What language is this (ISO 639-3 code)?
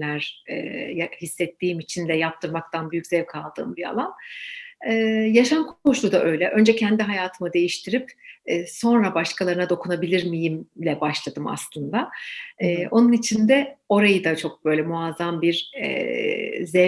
tur